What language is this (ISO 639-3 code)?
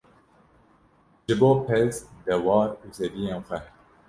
kur